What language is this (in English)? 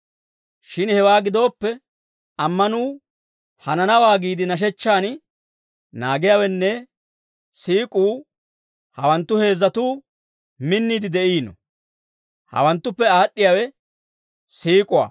Dawro